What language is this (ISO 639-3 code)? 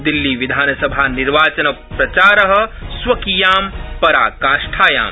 san